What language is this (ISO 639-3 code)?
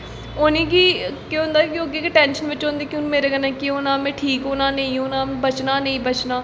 doi